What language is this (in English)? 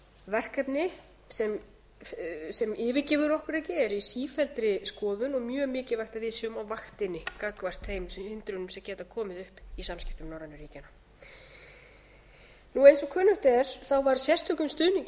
Icelandic